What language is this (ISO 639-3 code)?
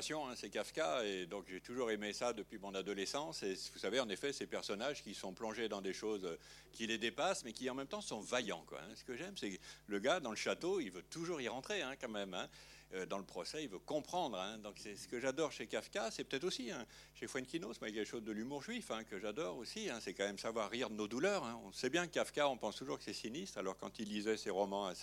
fra